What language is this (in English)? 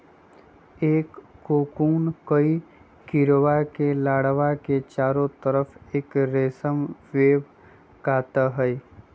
Magahi